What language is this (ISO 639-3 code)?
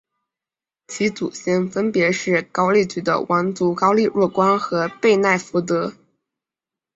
zho